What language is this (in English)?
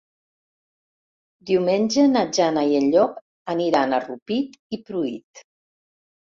Catalan